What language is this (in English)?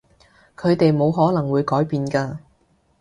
Cantonese